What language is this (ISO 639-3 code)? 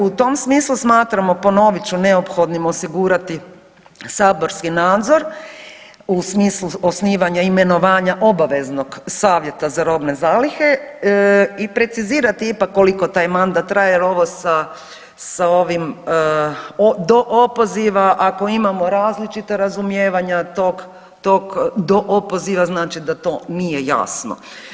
hrv